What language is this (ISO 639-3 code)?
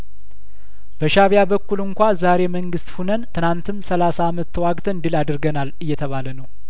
amh